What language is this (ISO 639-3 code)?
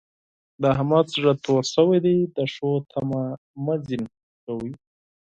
pus